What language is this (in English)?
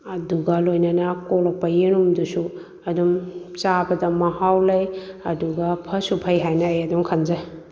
Manipuri